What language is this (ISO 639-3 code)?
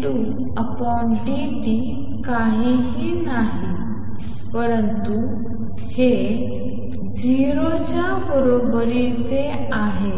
mar